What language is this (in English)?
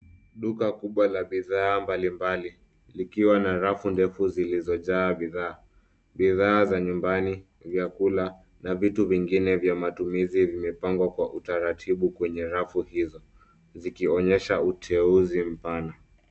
Swahili